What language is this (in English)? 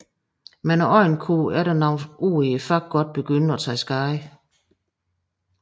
Danish